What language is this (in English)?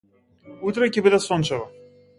Macedonian